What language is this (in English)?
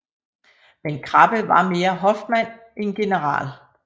Danish